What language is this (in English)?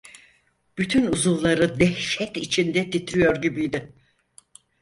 Turkish